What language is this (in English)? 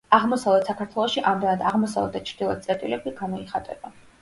Georgian